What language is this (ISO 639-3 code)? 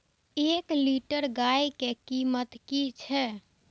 mai